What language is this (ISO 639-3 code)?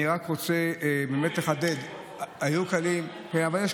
heb